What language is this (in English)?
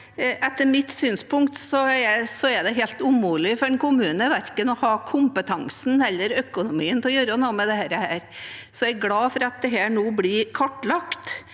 Norwegian